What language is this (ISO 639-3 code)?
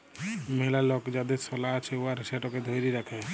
ben